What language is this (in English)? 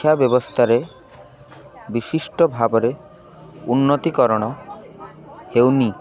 Odia